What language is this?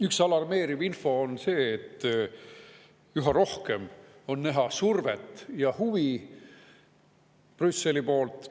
Estonian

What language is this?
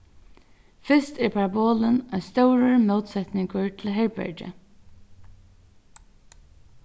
Faroese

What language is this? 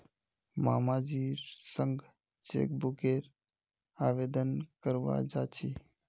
Magahi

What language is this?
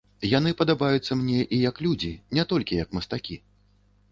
Belarusian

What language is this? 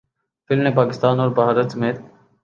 Urdu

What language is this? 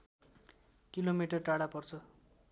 Nepali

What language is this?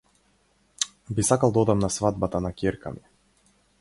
Macedonian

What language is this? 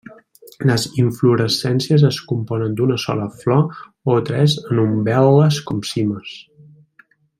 Catalan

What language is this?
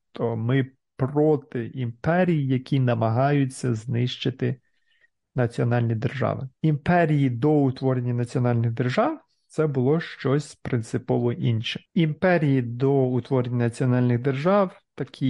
Ukrainian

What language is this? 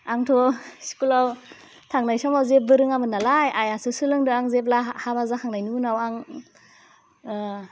Bodo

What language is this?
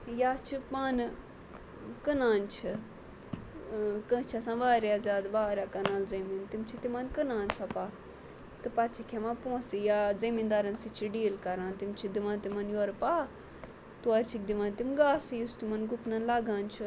Kashmiri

